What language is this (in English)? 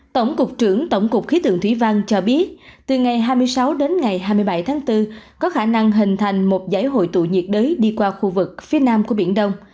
Vietnamese